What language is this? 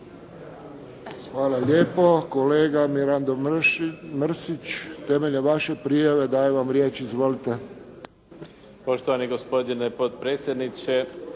Croatian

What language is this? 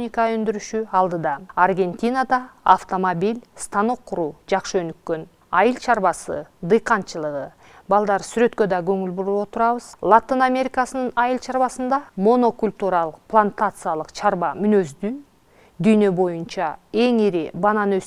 Russian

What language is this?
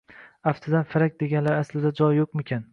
Uzbek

